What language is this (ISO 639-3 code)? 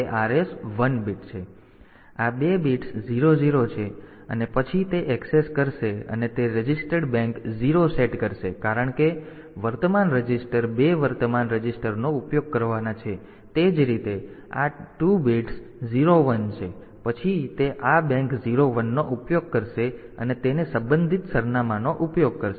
guj